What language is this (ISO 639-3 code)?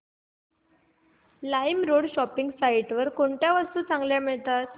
mar